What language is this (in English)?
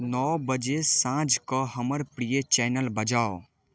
Maithili